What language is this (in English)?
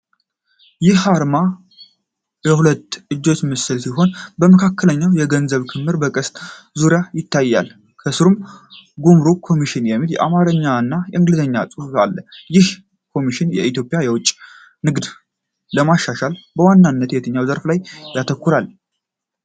Amharic